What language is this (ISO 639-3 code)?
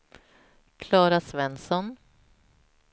swe